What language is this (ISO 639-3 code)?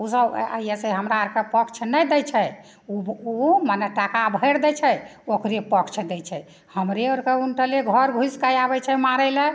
mai